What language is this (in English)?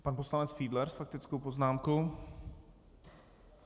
Czech